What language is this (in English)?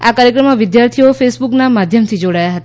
Gujarati